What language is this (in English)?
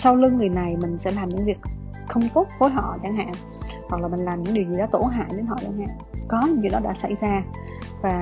Vietnamese